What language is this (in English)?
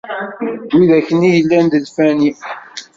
Kabyle